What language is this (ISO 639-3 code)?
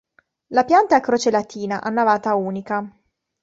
ita